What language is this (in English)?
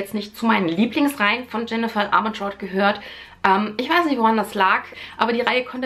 German